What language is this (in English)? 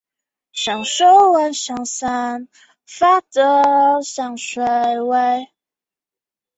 Chinese